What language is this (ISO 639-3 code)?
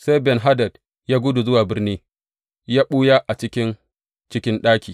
hau